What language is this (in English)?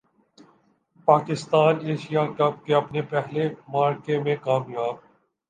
Urdu